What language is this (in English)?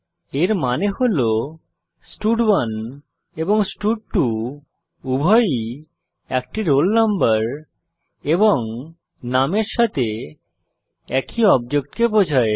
Bangla